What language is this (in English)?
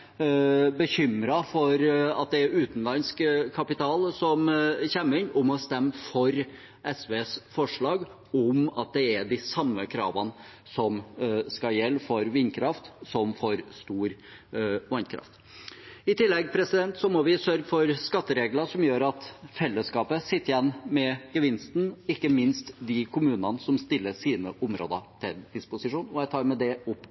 Norwegian Bokmål